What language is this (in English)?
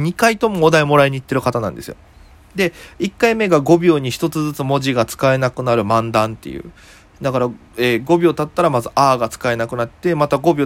Japanese